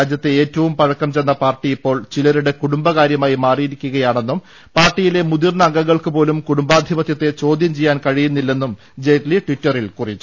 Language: Malayalam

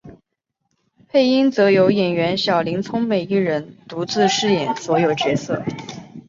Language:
Chinese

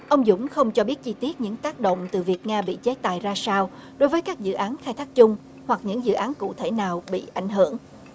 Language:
Vietnamese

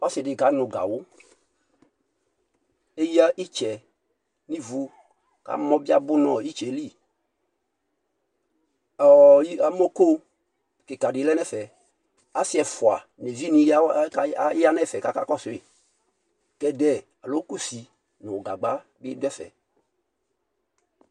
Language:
Ikposo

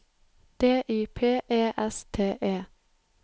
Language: Norwegian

